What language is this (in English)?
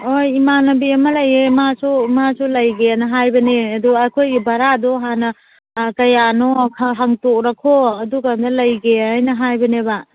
Manipuri